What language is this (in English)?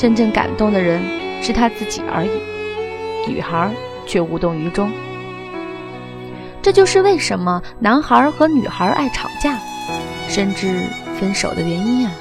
Chinese